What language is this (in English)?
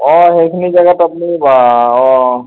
Assamese